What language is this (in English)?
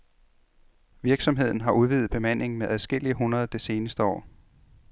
Danish